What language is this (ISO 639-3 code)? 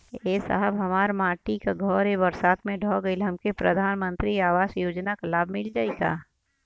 bho